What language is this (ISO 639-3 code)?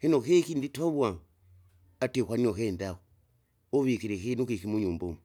zga